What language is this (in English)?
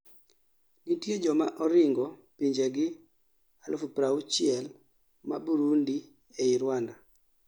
Luo (Kenya and Tanzania)